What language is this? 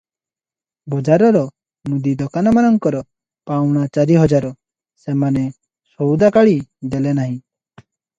Odia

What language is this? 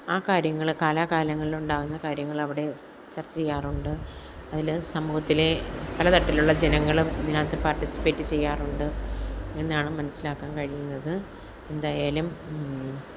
Malayalam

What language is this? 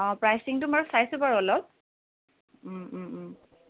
Assamese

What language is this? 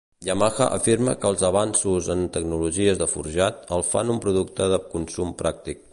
Catalan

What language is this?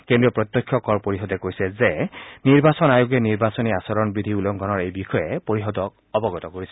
Assamese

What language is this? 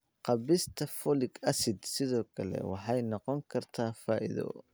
Somali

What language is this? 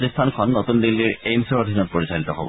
Assamese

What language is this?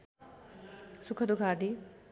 Nepali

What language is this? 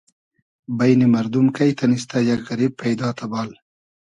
Hazaragi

